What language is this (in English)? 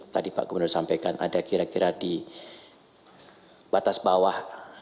Indonesian